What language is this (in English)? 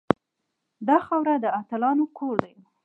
Pashto